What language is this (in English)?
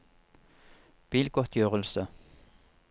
Norwegian